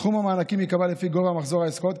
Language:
Hebrew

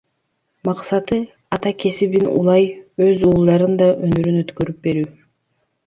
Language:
Kyrgyz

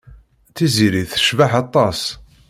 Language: Kabyle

